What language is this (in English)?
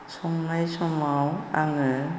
Bodo